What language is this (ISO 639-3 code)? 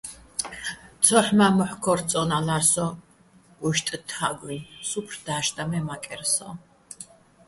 bbl